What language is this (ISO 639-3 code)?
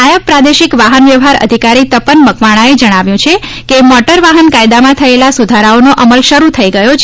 guj